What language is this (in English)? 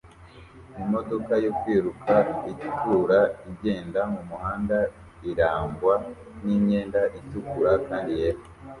Kinyarwanda